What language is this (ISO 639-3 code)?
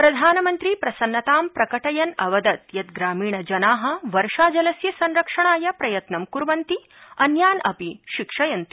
san